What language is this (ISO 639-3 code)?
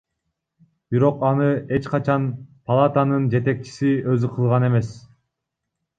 kir